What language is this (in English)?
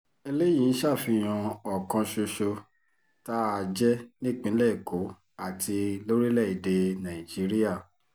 Yoruba